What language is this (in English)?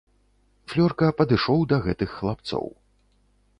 Belarusian